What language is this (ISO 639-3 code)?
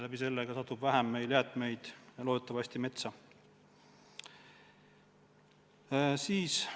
est